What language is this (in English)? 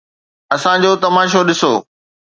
Sindhi